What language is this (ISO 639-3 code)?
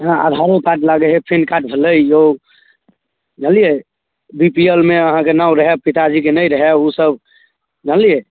mai